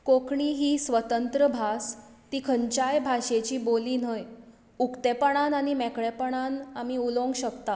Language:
Konkani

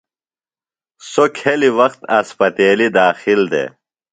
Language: Phalura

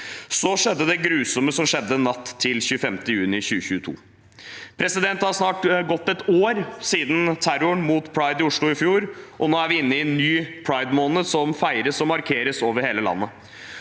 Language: Norwegian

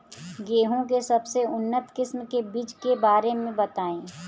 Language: Bhojpuri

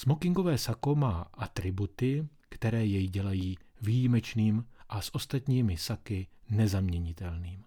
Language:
Czech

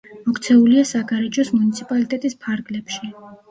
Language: Georgian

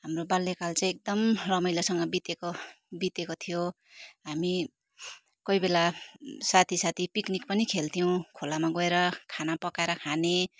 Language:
Nepali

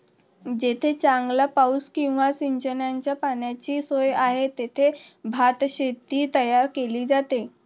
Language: Marathi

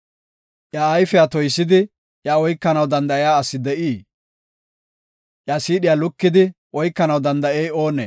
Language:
Gofa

